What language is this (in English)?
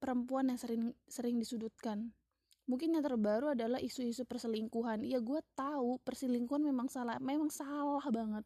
Indonesian